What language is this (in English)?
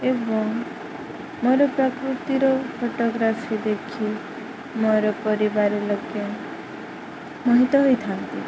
Odia